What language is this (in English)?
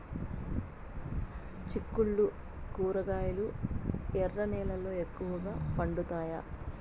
Telugu